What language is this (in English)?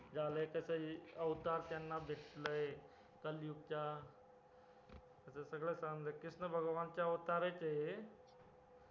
Marathi